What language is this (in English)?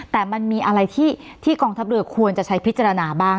Thai